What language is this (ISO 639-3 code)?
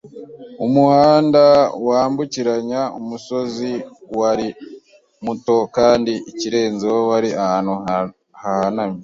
kin